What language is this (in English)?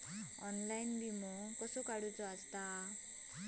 Marathi